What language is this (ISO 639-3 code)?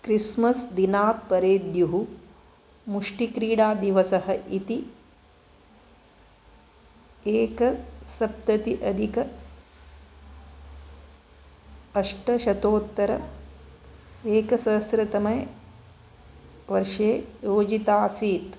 san